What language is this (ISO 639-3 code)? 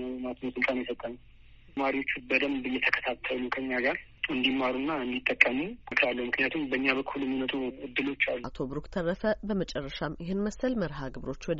amh